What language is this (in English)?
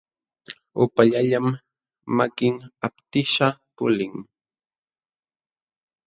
Jauja Wanca Quechua